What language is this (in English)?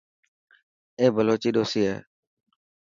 Dhatki